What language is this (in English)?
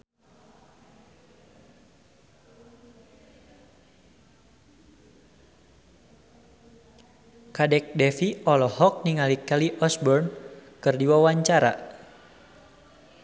Sundanese